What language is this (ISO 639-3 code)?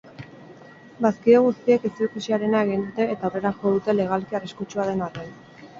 eus